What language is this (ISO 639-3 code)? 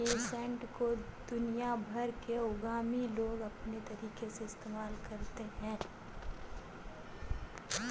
hin